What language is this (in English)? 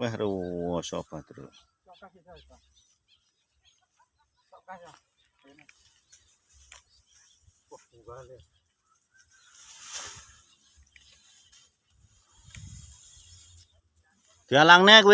Indonesian